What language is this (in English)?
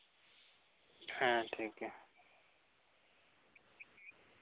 Santali